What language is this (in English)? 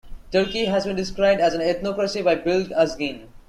English